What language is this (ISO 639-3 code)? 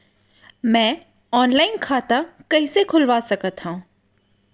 hne